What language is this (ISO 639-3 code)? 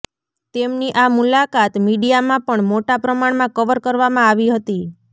guj